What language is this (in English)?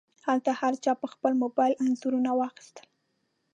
Pashto